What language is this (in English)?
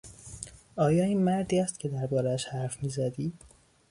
Persian